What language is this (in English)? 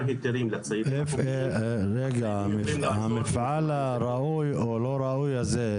Hebrew